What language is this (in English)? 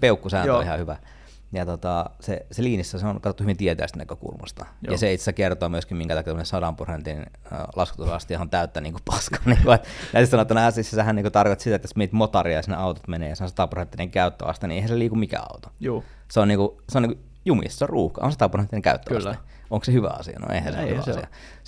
Finnish